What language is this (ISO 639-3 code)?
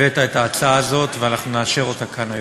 heb